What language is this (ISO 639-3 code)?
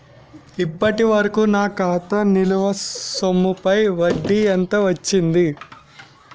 tel